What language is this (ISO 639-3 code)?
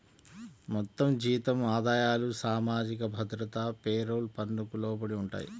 tel